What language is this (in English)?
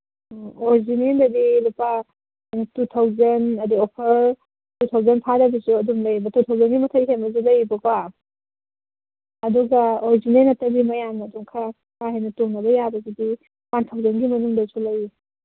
Manipuri